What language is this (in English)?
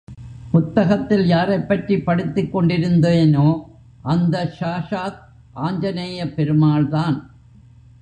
Tamil